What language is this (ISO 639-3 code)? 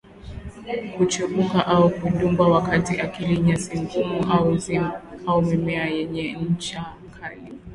swa